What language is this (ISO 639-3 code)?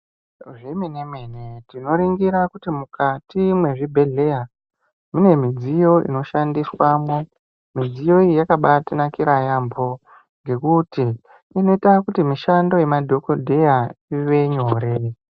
ndc